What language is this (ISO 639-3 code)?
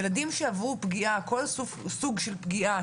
heb